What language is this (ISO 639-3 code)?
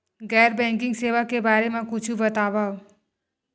hne